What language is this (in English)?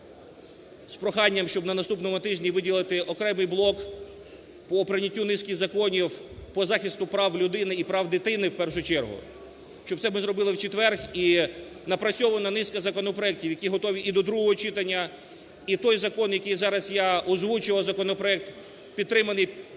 Ukrainian